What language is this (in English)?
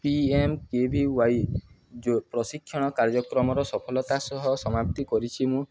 Odia